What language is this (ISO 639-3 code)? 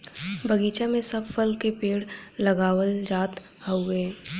bho